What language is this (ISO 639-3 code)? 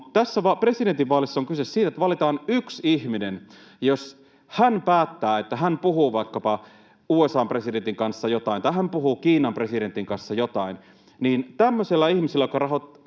fin